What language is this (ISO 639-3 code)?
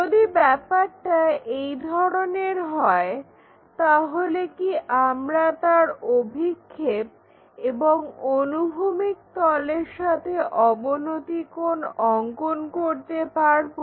ben